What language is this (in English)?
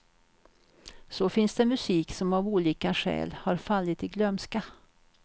Swedish